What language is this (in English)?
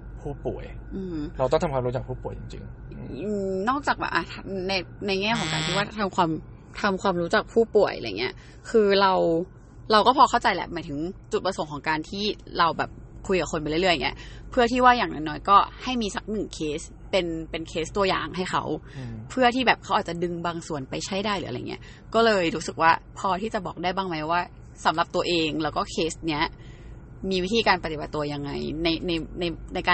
Thai